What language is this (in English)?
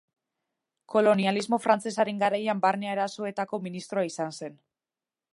Basque